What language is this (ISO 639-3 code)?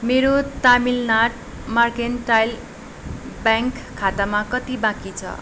nep